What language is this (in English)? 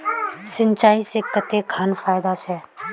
Magahi